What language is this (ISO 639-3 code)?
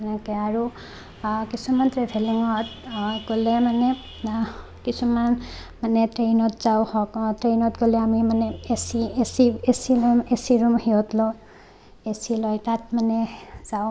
asm